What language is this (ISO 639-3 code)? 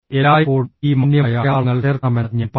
mal